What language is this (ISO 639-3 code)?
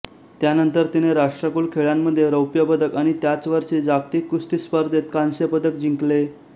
mar